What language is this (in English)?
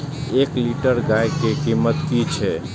Maithili